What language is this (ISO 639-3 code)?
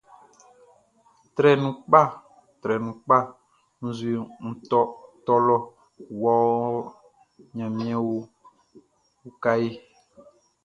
bci